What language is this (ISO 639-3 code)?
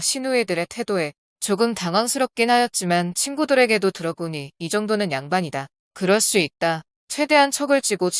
kor